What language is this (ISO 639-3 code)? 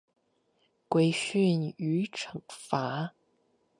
zho